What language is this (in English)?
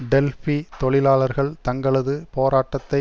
Tamil